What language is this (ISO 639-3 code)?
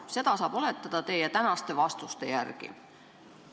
est